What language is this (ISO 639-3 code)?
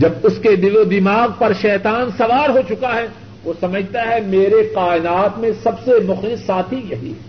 urd